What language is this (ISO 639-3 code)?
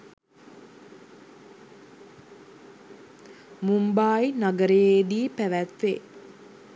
sin